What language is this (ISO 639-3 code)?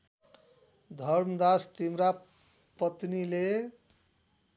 nep